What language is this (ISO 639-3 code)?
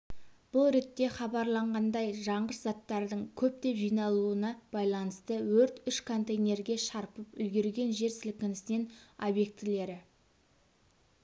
kaz